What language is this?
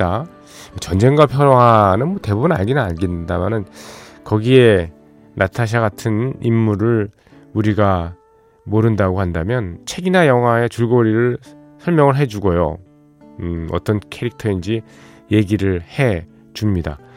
Korean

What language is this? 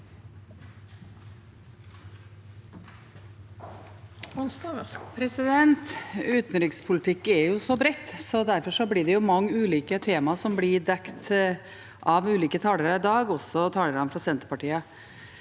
Norwegian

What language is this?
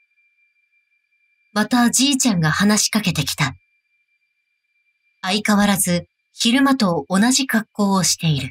Japanese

